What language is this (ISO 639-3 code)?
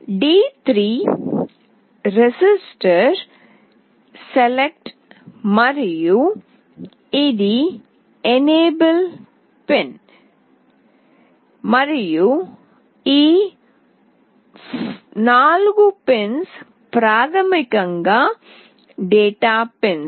tel